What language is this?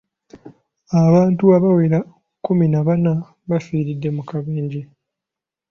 Ganda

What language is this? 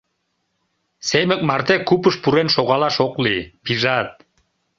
Mari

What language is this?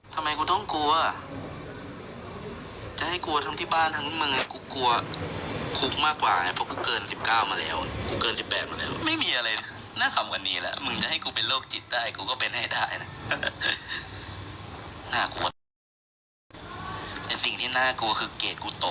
Thai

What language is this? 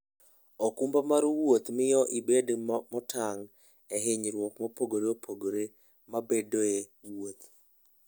Luo (Kenya and Tanzania)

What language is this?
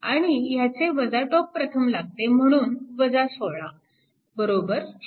Marathi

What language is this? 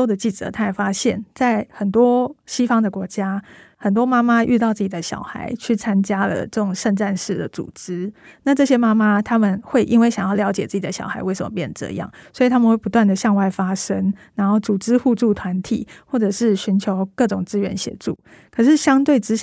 Chinese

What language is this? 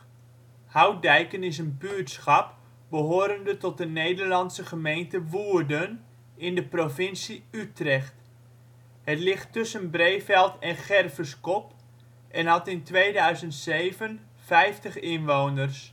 Dutch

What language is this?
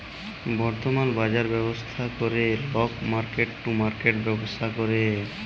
Bangla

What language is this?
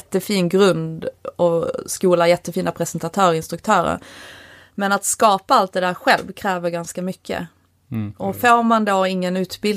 Swedish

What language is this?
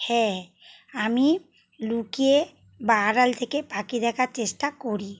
Bangla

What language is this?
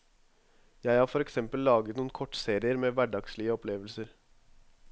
Norwegian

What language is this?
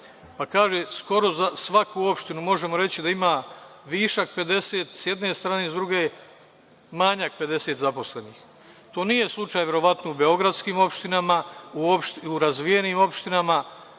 Serbian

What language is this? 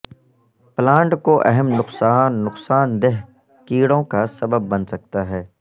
Urdu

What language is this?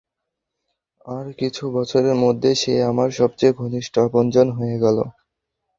Bangla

